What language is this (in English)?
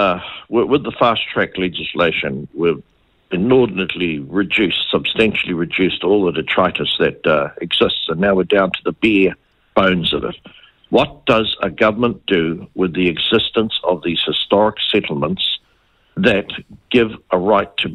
English